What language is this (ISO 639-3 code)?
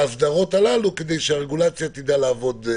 heb